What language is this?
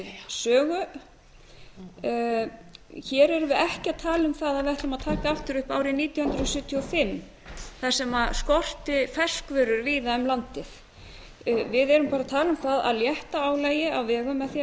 Icelandic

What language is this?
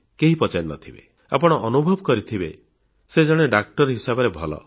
Odia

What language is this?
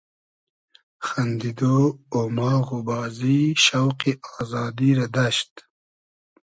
Hazaragi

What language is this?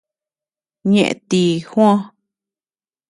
Tepeuxila Cuicatec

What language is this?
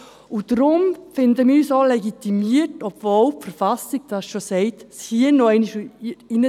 Swiss German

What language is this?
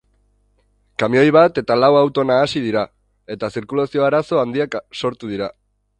Basque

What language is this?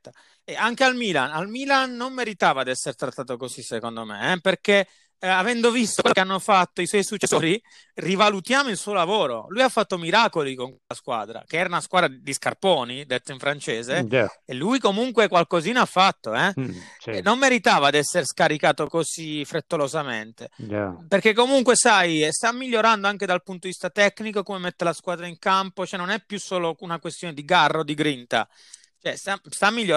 Italian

